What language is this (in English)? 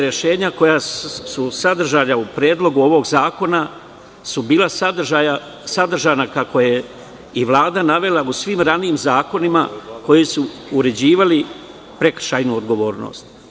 Serbian